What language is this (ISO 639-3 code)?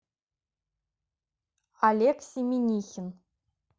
rus